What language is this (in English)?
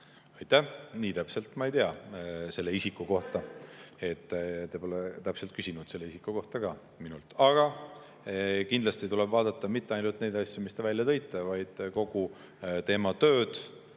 Estonian